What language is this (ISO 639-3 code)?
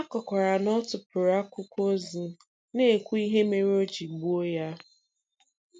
ibo